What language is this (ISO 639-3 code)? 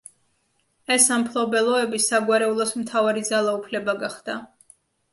kat